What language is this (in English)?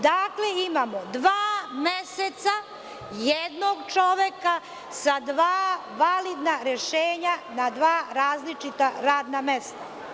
Serbian